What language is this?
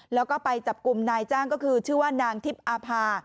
Thai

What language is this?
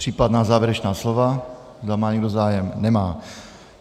Czech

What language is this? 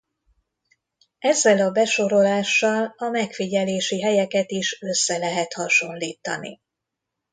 Hungarian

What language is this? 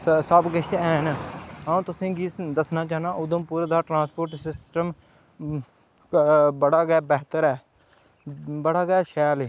Dogri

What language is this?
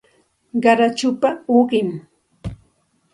Santa Ana de Tusi Pasco Quechua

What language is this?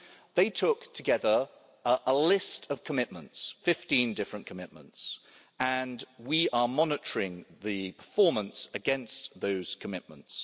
English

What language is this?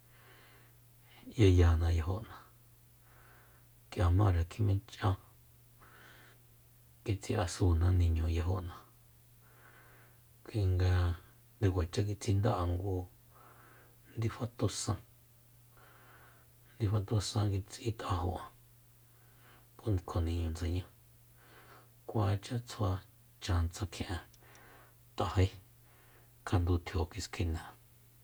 Soyaltepec Mazatec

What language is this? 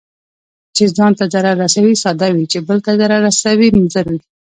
Pashto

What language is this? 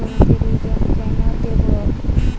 Bangla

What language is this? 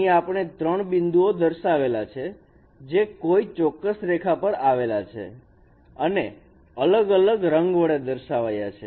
Gujarati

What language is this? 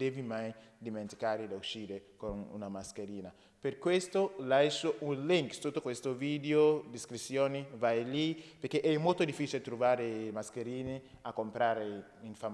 Italian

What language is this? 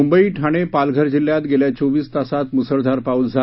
Marathi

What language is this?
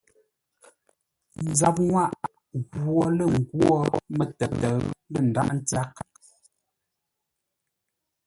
Ngombale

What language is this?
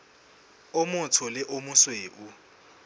Southern Sotho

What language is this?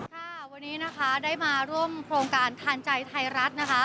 Thai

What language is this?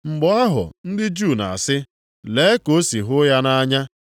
Igbo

